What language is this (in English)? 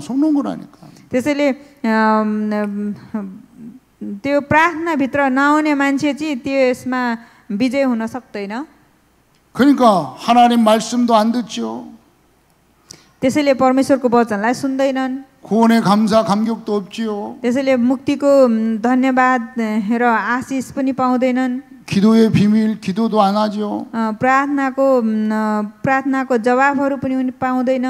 Korean